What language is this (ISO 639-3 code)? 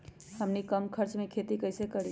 mag